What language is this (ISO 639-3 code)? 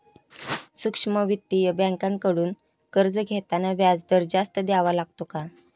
mar